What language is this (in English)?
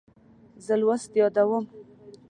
Pashto